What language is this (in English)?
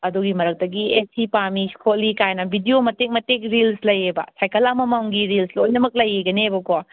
Manipuri